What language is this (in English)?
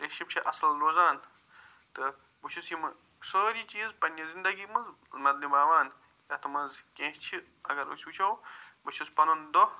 Kashmiri